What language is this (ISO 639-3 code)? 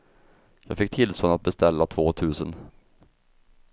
swe